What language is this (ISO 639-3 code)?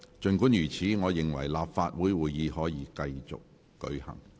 yue